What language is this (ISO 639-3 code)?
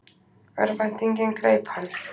isl